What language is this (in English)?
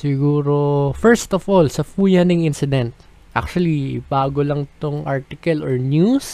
Filipino